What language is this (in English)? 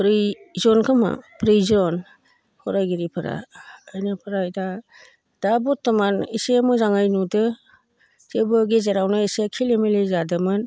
Bodo